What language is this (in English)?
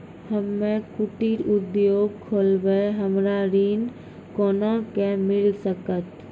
Maithili